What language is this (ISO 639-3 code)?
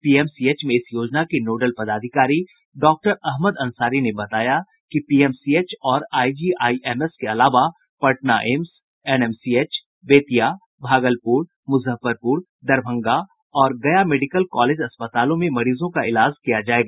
hin